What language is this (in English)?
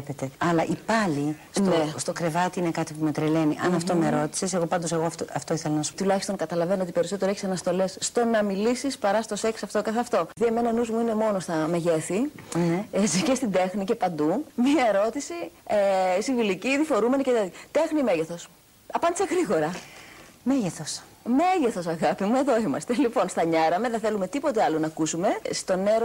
Greek